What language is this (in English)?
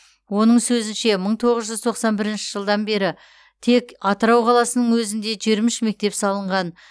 Kazakh